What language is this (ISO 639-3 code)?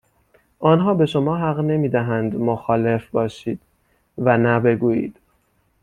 fas